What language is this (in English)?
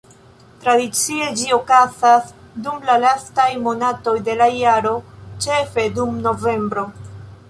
Esperanto